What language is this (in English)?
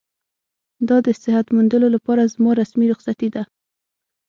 Pashto